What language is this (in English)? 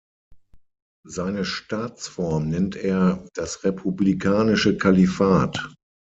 German